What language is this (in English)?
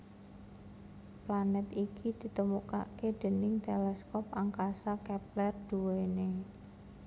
Javanese